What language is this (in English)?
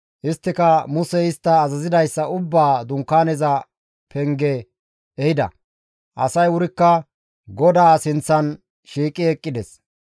Gamo